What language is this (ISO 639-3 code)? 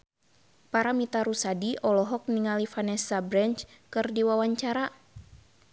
sun